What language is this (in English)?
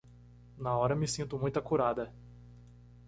Portuguese